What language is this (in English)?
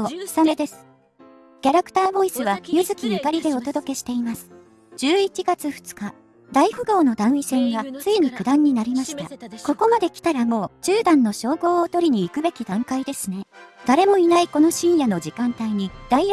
Japanese